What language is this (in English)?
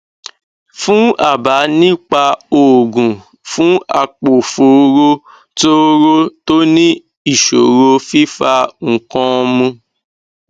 Yoruba